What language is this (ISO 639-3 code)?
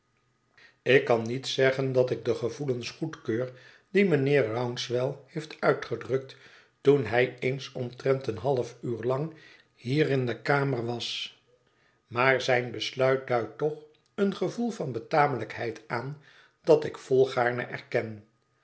nld